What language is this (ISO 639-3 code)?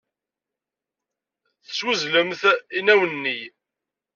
kab